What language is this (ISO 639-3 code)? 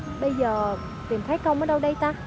vie